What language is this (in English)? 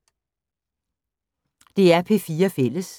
Danish